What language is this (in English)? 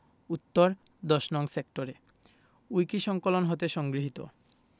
Bangla